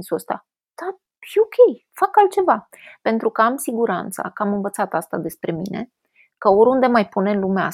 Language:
Romanian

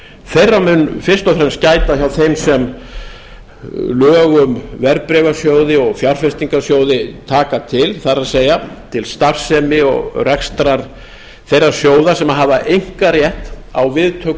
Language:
Icelandic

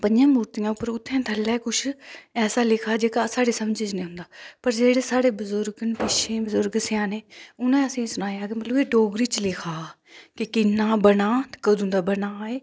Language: Dogri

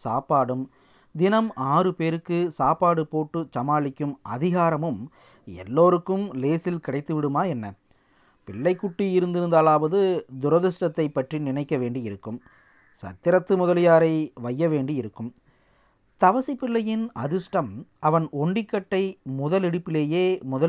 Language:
Tamil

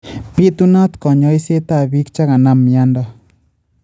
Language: Kalenjin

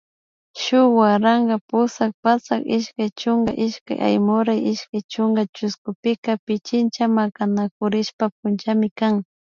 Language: Imbabura Highland Quichua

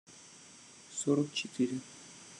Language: Russian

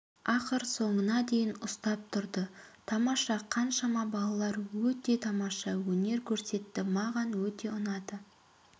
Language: Kazakh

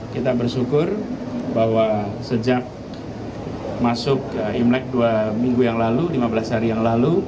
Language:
Indonesian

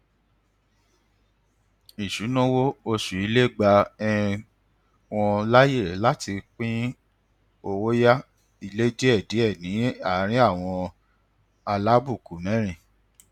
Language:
Yoruba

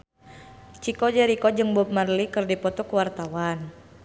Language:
Sundanese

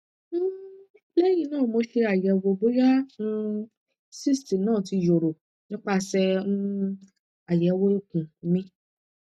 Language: Yoruba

